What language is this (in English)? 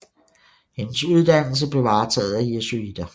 Danish